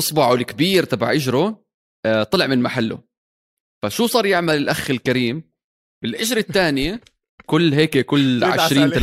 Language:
Arabic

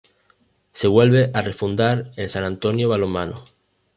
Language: Spanish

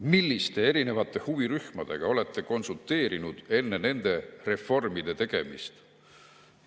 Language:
Estonian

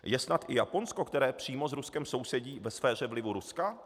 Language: Czech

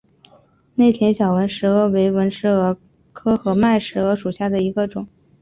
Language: Chinese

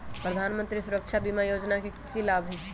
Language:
Magahi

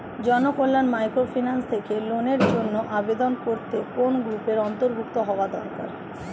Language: Bangla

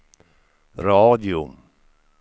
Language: Swedish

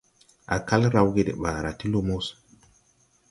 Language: Tupuri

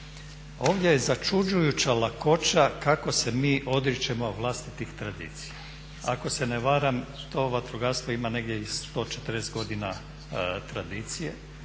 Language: Croatian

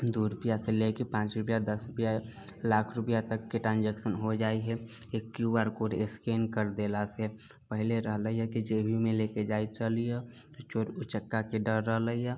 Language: Maithili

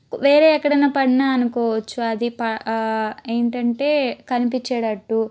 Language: Telugu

